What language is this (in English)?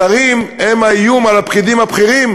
Hebrew